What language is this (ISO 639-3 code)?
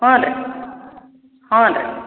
kan